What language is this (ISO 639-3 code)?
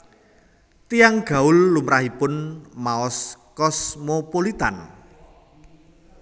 jav